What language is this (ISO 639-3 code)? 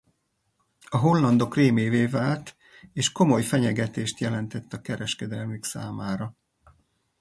hun